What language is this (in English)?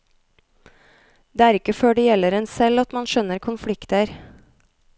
Norwegian